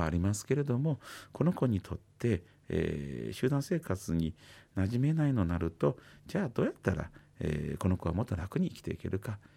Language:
Japanese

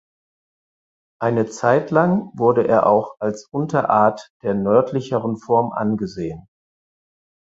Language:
German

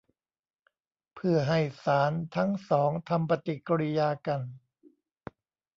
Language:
Thai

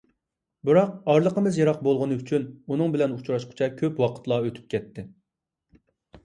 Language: Uyghur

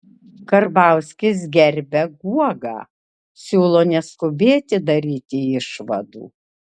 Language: Lithuanian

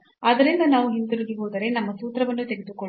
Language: Kannada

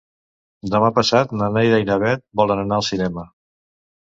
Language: Catalan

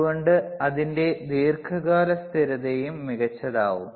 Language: Malayalam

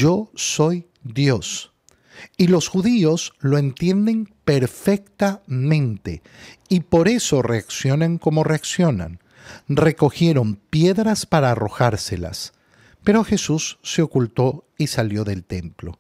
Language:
Spanish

